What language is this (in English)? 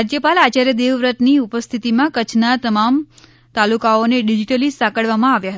Gujarati